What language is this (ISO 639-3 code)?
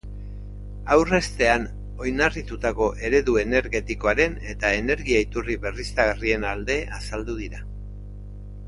eus